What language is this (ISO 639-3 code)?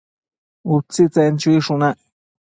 mcf